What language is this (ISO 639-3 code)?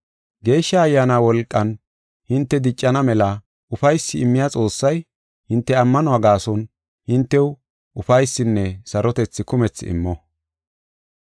gof